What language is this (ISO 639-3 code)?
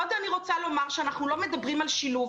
heb